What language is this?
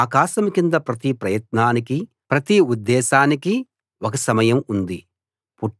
Telugu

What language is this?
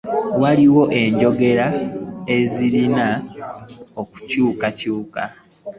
Ganda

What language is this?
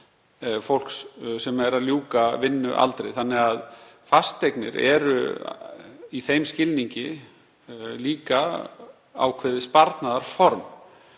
Icelandic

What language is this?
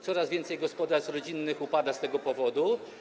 Polish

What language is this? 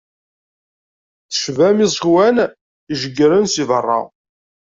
Kabyle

